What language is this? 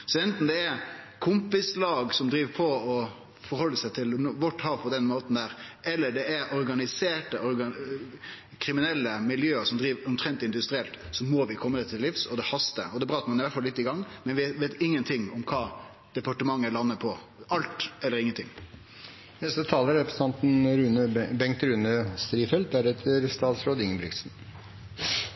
Norwegian Nynorsk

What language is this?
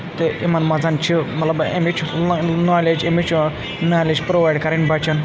Kashmiri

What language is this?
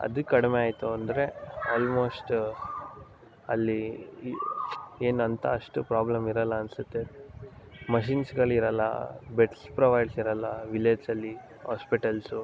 Kannada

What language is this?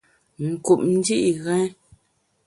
Bamun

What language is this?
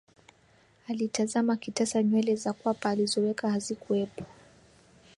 Swahili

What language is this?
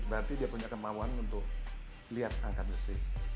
Indonesian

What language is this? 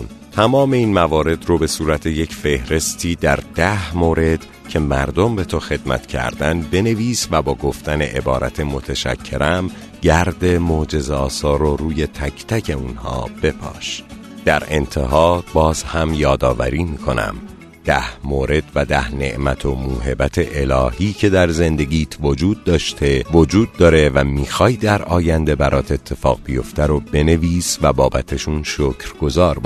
Persian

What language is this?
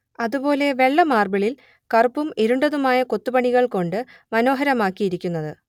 Malayalam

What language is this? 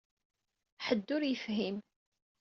Kabyle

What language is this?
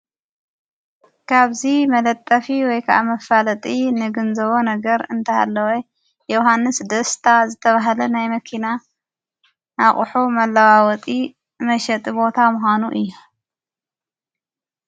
Tigrinya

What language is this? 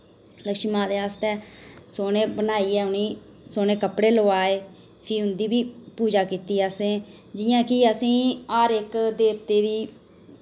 Dogri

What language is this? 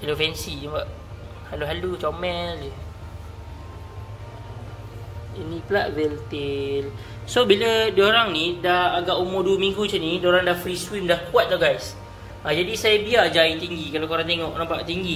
Malay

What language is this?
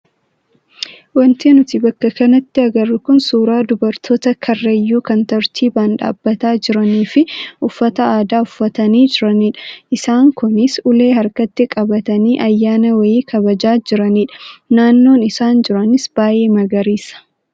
Oromo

